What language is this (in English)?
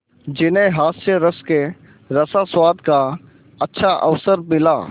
Hindi